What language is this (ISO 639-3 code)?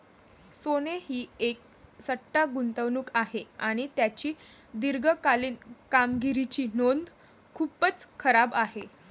mar